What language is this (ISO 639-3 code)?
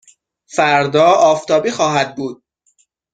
fas